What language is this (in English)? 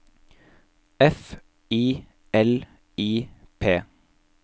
Norwegian